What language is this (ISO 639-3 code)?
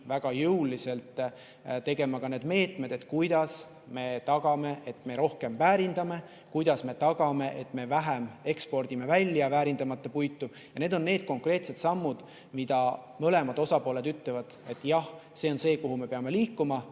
est